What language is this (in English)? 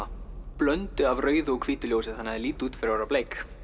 Icelandic